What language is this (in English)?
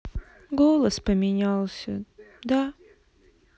Russian